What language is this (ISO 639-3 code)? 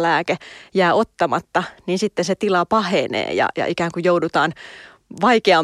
fin